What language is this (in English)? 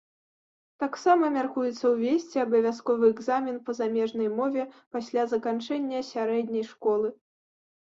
Belarusian